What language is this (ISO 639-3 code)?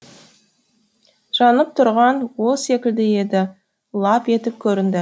kaz